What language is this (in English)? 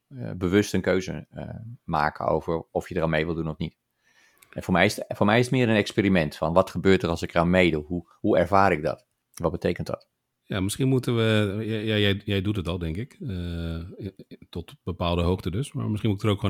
Dutch